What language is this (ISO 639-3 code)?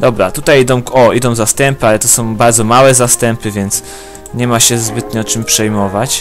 pol